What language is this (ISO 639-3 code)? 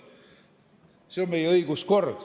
est